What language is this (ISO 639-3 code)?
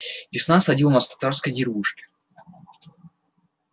rus